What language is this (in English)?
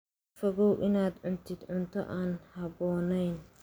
Somali